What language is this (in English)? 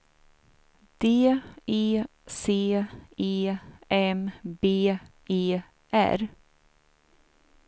Swedish